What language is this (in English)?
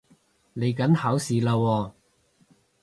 Cantonese